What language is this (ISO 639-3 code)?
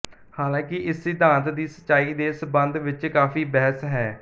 pan